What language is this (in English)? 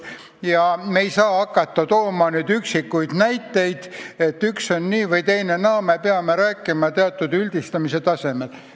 Estonian